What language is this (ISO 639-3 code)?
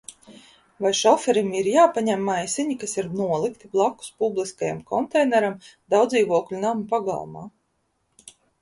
lav